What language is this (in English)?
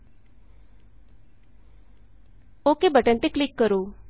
Punjabi